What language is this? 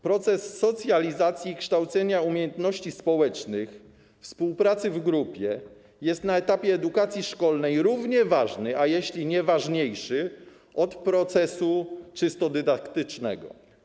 Polish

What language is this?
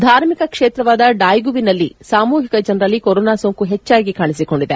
Kannada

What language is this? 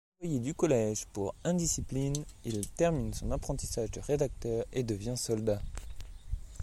French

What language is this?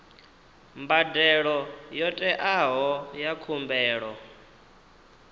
Venda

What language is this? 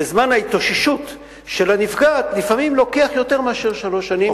Hebrew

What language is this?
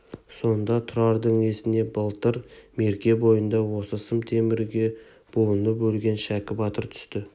Kazakh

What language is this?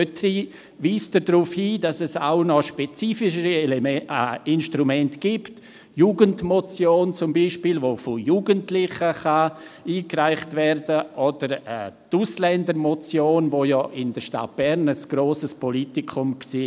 Swiss German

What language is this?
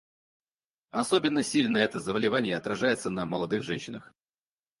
Russian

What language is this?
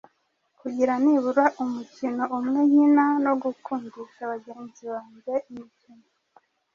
Kinyarwanda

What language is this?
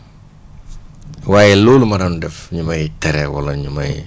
Wolof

